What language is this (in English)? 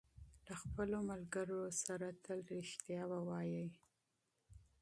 Pashto